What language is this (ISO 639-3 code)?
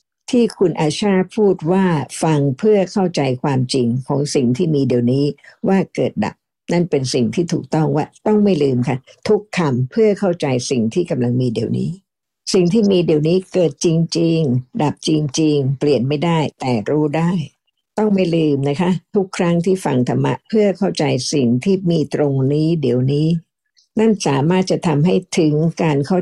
tha